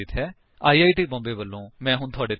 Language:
Punjabi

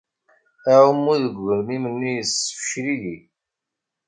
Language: Kabyle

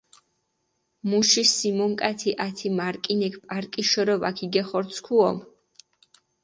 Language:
Mingrelian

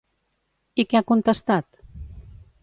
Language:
Catalan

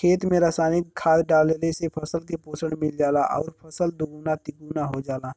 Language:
Bhojpuri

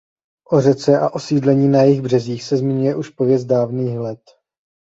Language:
Czech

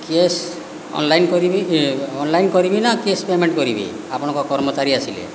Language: Odia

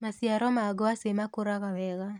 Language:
Kikuyu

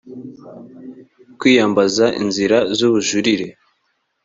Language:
Kinyarwanda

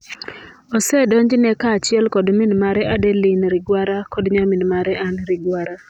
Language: Luo (Kenya and Tanzania)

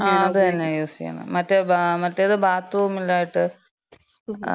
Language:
Malayalam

